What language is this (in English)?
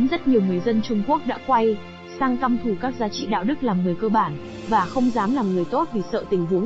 Vietnamese